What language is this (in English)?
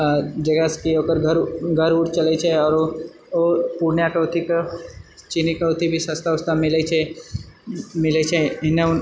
Maithili